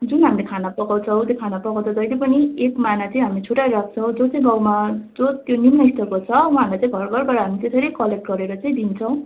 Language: Nepali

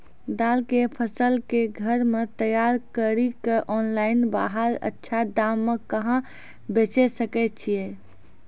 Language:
Maithili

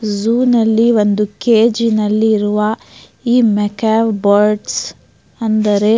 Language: Kannada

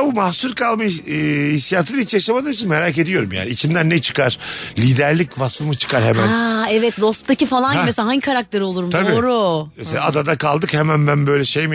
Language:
Turkish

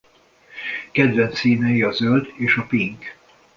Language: Hungarian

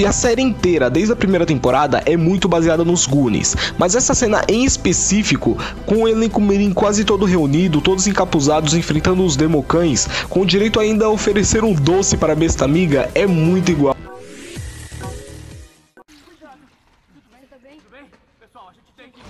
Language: Portuguese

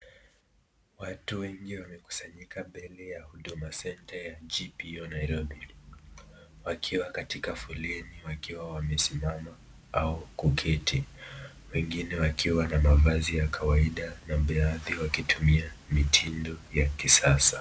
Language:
Swahili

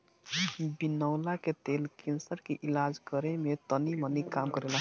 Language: Bhojpuri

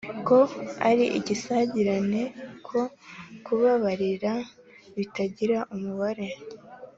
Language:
Kinyarwanda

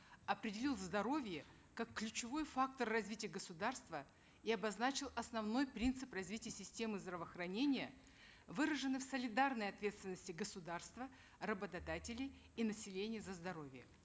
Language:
Kazakh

